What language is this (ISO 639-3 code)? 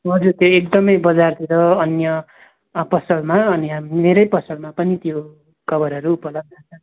nep